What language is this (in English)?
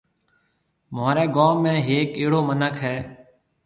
Marwari (Pakistan)